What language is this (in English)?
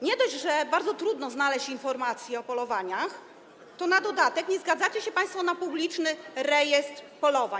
Polish